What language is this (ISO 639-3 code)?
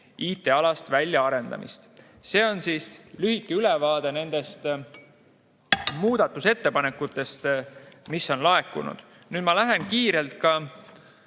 est